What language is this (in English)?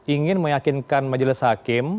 Indonesian